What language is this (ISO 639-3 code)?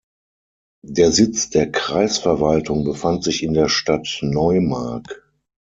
deu